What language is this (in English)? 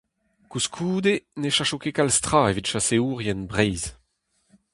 Breton